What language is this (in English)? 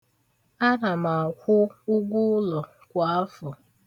Igbo